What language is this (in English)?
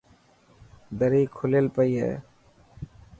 Dhatki